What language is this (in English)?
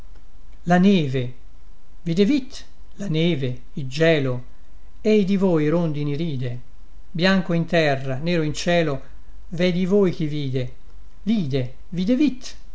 Italian